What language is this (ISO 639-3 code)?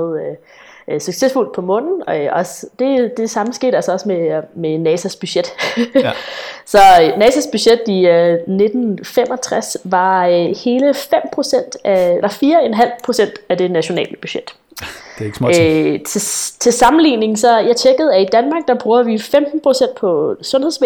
dan